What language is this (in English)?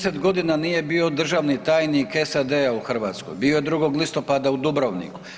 Croatian